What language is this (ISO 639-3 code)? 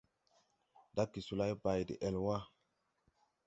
tui